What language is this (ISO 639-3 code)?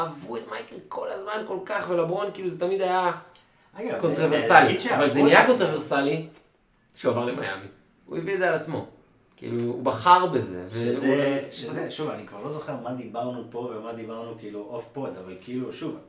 heb